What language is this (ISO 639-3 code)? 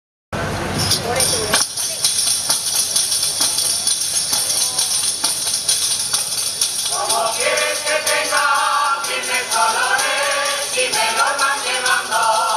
ron